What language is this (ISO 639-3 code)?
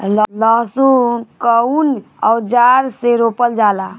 bho